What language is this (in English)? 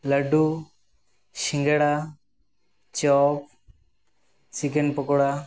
Santali